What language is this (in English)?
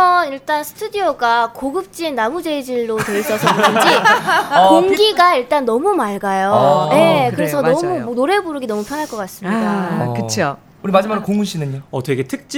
Korean